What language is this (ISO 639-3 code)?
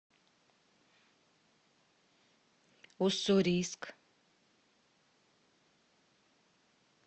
rus